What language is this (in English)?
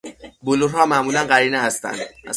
Persian